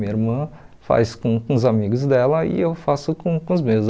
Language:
Portuguese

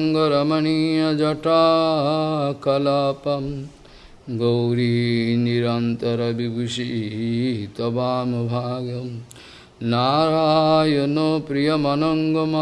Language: Russian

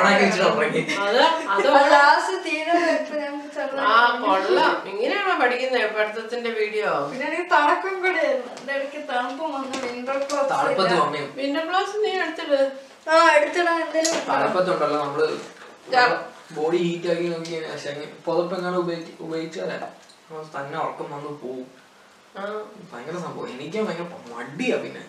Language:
Malayalam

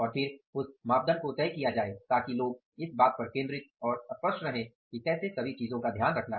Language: Hindi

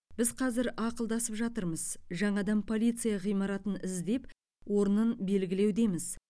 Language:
Kazakh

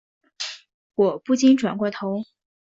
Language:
Chinese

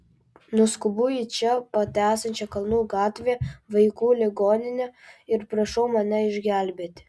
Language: Lithuanian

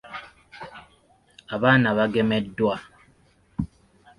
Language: Ganda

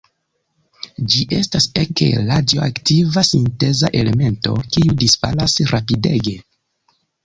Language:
Esperanto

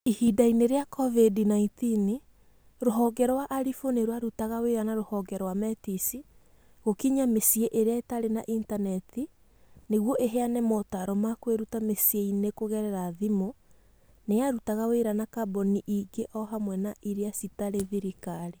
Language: Kikuyu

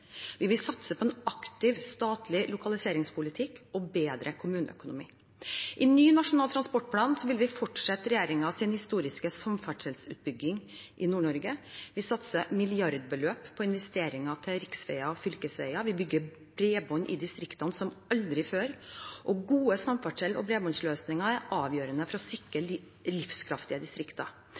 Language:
Norwegian Bokmål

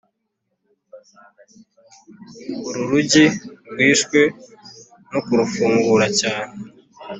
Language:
Kinyarwanda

